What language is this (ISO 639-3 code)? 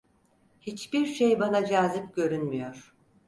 tur